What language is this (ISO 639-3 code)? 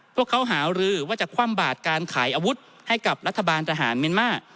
tha